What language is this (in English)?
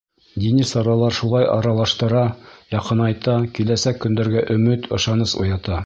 Bashkir